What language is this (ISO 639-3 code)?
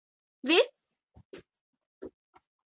lav